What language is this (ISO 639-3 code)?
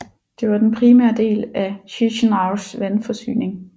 dan